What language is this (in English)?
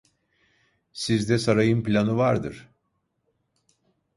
Turkish